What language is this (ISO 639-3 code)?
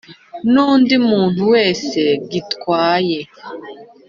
kin